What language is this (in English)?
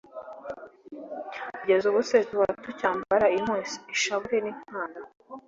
Kinyarwanda